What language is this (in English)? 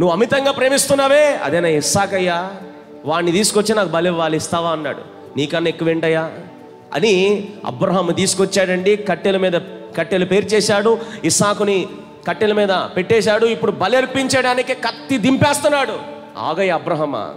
Hindi